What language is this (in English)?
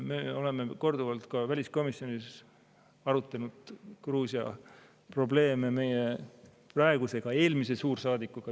Estonian